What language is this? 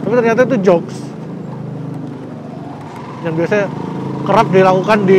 Indonesian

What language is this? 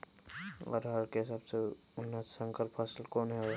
Magahi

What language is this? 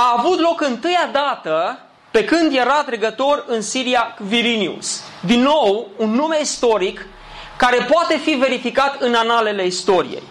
Romanian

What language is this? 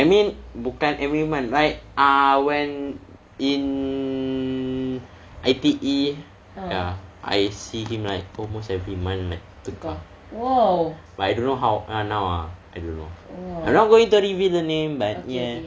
English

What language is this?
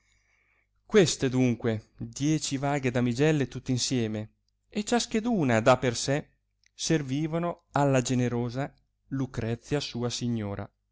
Italian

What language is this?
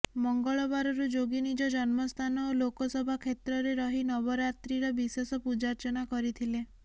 Odia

